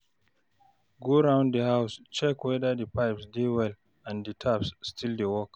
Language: Nigerian Pidgin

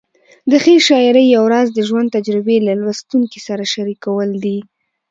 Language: Pashto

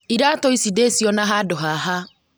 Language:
Kikuyu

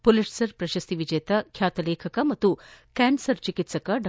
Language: Kannada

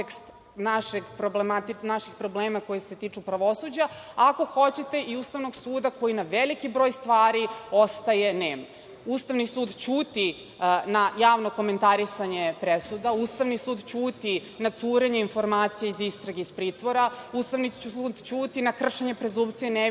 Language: Serbian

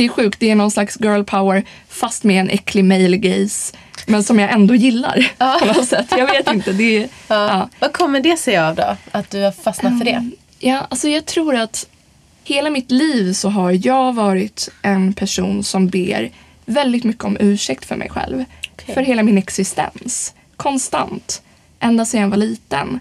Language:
Swedish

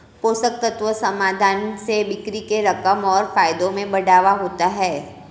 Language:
Hindi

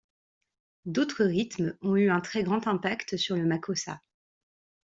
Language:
French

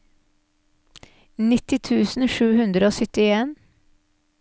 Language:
Norwegian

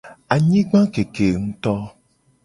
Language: Gen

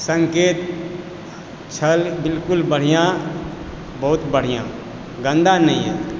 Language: Maithili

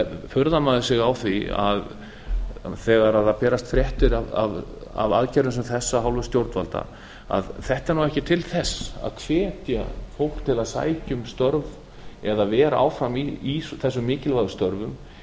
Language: Icelandic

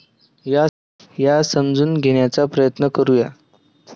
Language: Marathi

